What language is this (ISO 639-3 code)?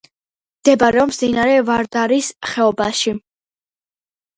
kat